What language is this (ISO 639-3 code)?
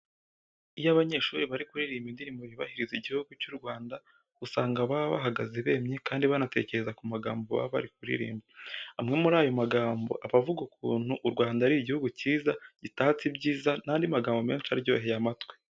kin